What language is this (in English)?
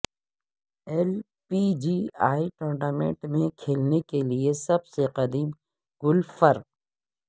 Urdu